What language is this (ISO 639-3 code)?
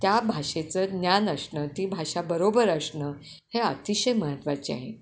mar